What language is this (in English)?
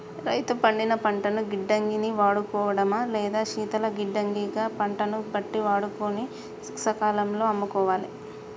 Telugu